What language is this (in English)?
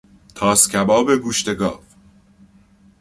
Persian